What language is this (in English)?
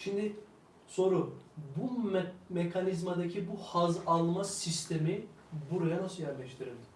Turkish